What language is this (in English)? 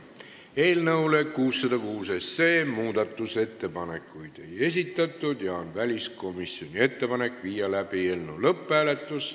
Estonian